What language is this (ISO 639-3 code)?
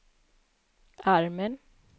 swe